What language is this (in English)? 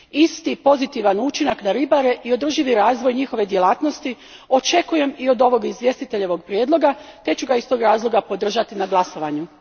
Croatian